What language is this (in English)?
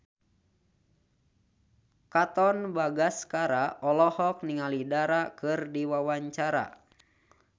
Sundanese